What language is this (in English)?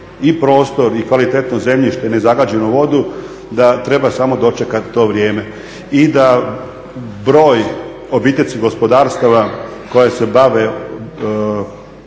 Croatian